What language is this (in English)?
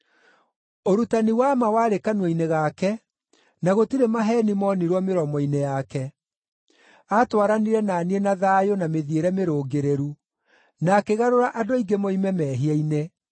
Kikuyu